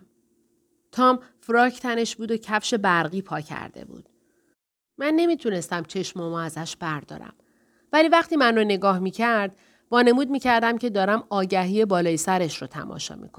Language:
Persian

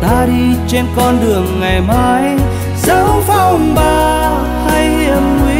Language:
Vietnamese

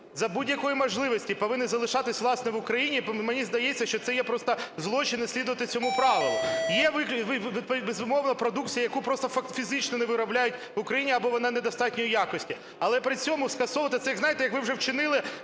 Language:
Ukrainian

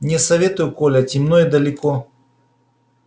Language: Russian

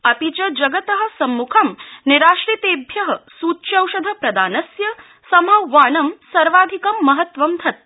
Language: Sanskrit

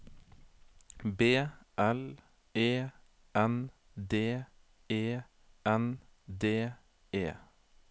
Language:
Norwegian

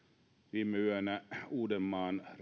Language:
Finnish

